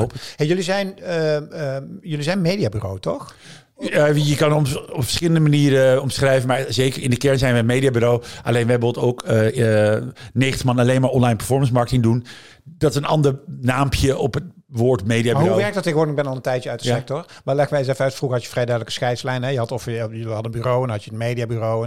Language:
Dutch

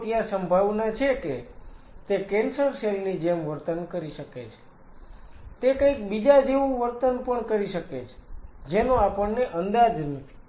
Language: Gujarati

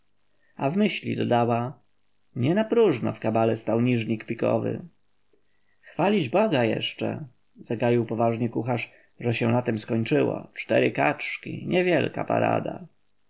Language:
Polish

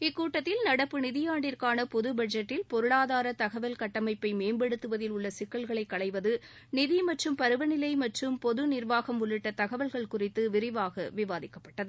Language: Tamil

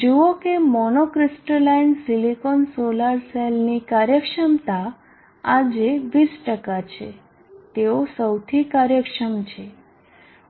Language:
Gujarati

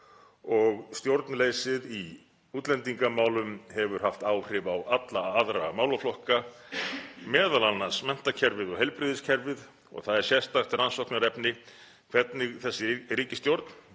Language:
Icelandic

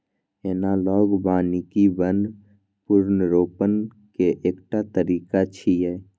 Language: Maithili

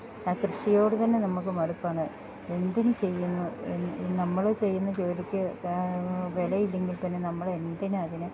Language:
Malayalam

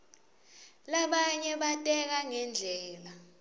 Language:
Swati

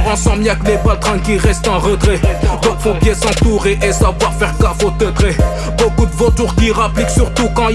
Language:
French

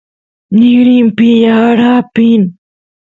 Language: Santiago del Estero Quichua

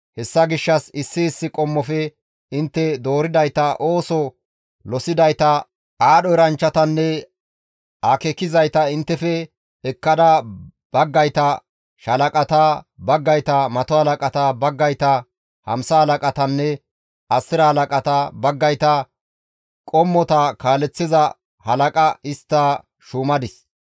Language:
Gamo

